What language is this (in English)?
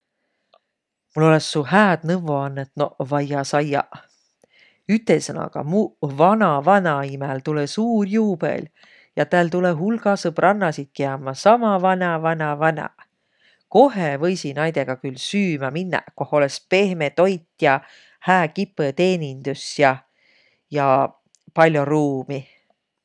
Võro